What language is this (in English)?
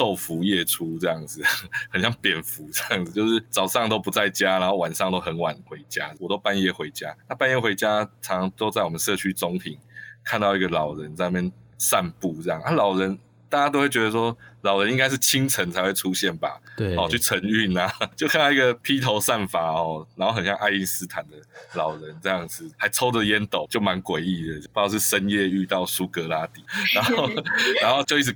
Chinese